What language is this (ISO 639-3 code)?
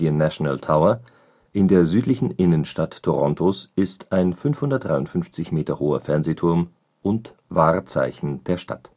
deu